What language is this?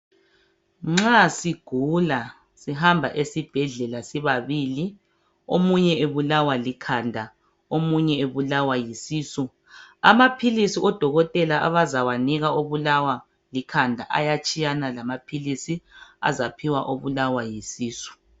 North Ndebele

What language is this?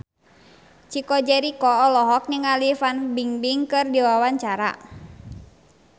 Sundanese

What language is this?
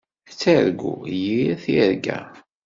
Kabyle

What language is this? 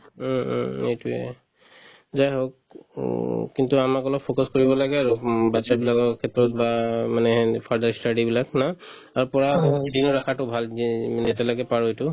Assamese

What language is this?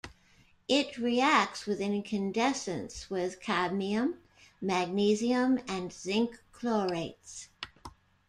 English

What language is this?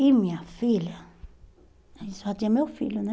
Portuguese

